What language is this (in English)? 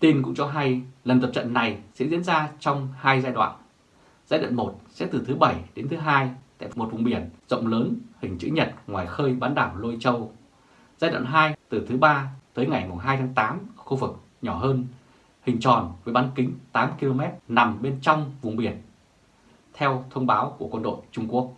Vietnamese